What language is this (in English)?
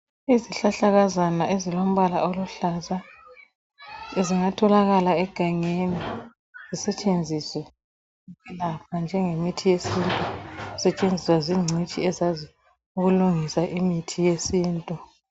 North Ndebele